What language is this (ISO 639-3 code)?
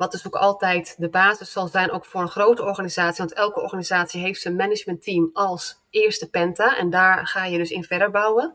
nld